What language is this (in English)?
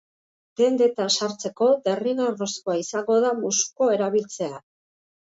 Basque